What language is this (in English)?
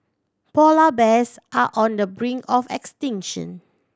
English